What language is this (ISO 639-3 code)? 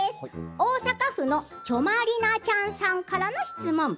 jpn